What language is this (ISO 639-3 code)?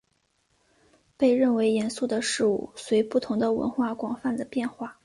zho